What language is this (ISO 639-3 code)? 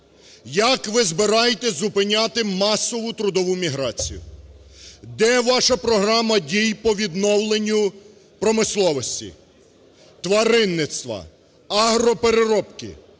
ukr